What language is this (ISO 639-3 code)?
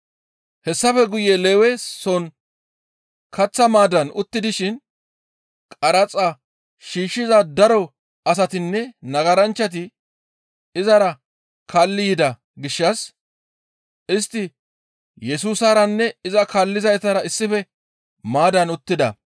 gmv